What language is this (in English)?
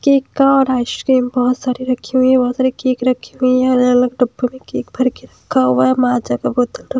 Hindi